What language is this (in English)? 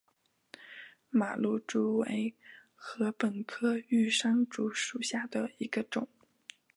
Chinese